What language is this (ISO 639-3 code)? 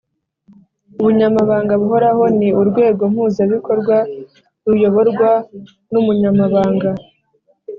kin